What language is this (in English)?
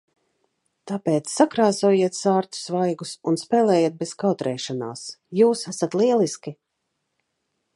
Latvian